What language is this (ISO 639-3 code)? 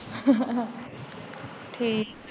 pan